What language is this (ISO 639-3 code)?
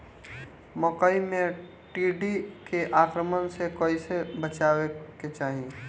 bho